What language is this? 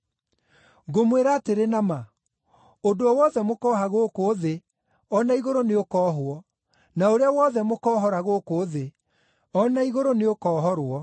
Kikuyu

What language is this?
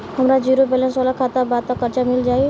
Bhojpuri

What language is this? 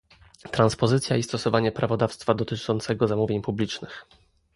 Polish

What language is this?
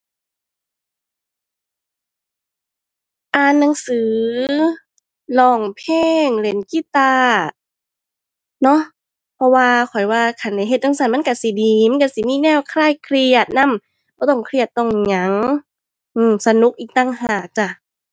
Thai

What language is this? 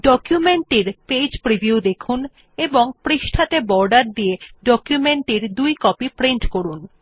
Bangla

